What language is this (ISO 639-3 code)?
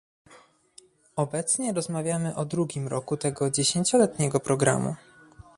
pol